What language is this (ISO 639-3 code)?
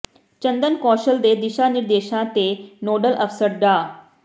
pan